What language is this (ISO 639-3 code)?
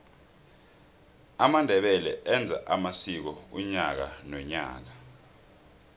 nbl